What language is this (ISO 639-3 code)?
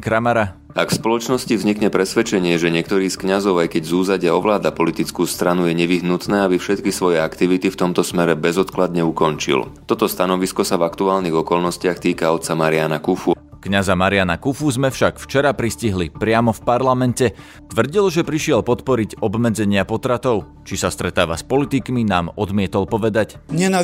slk